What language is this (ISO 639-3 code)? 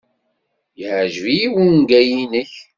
kab